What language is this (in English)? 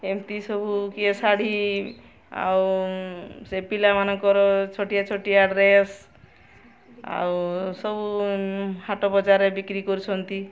Odia